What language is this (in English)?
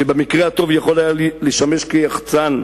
Hebrew